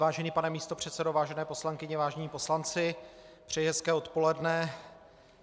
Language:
Czech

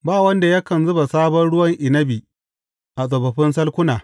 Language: Hausa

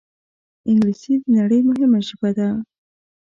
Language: Pashto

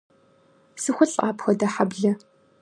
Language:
Kabardian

